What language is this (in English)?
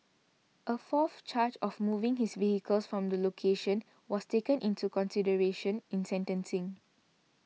English